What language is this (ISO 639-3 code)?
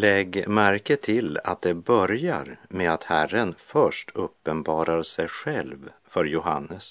swe